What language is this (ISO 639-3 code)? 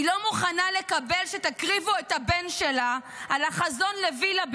heb